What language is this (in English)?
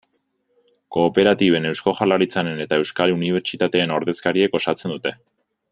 Basque